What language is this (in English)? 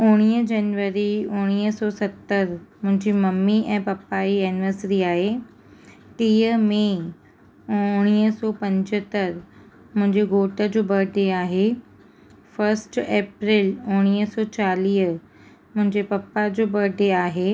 Sindhi